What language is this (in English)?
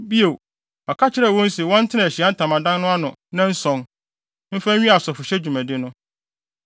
Akan